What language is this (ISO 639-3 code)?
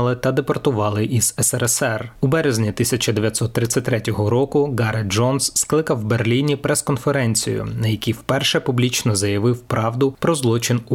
ukr